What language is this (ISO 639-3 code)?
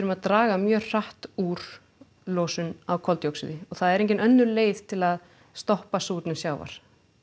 isl